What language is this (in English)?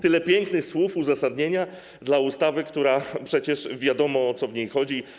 Polish